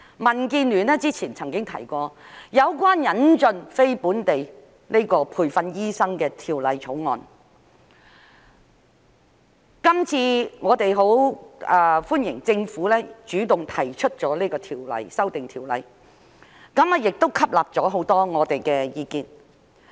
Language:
Cantonese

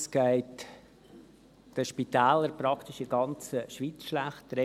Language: Swiss German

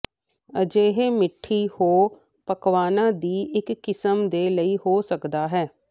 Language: Punjabi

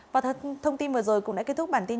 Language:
Vietnamese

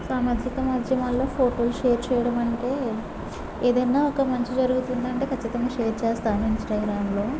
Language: Telugu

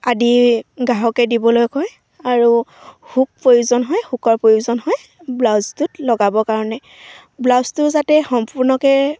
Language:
Assamese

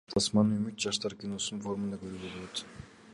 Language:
Kyrgyz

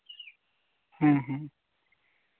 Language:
Santali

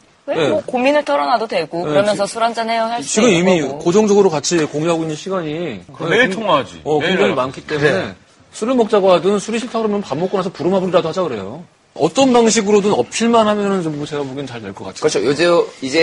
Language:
Korean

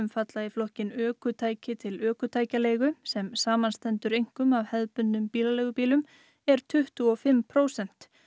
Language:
Icelandic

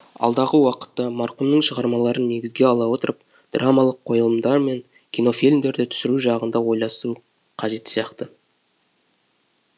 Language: Kazakh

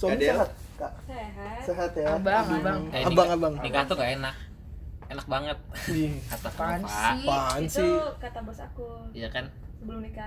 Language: Indonesian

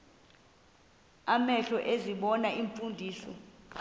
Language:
Xhosa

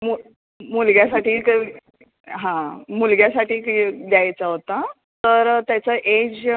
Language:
Marathi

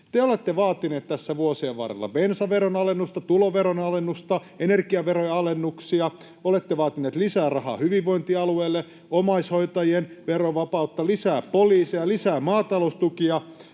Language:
Finnish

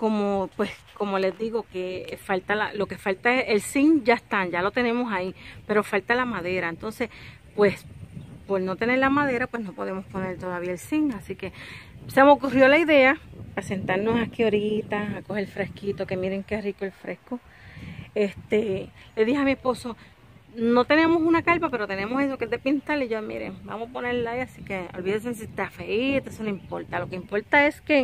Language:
Spanish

